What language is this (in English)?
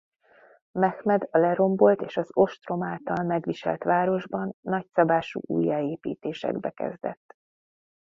Hungarian